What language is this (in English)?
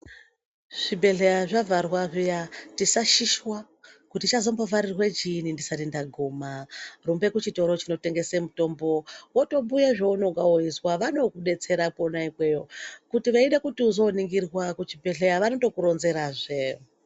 Ndau